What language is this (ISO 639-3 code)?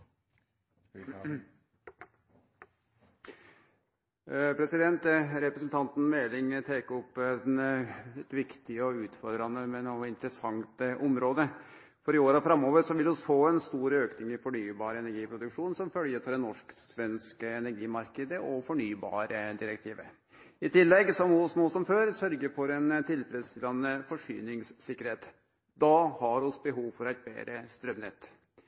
nor